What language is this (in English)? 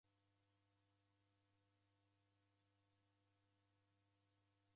Taita